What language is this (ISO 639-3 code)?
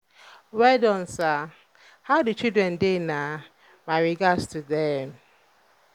pcm